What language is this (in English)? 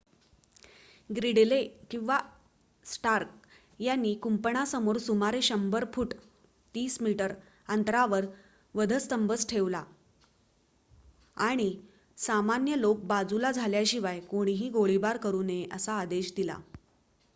Marathi